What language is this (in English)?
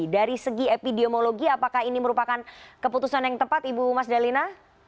Indonesian